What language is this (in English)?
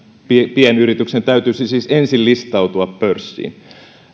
Finnish